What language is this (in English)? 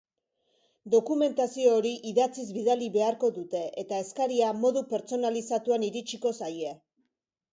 Basque